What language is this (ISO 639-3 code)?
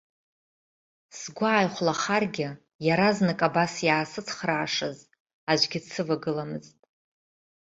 abk